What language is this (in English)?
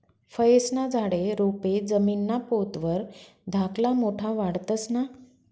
Marathi